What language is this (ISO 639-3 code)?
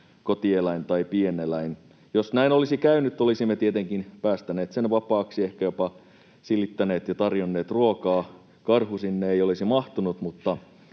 fin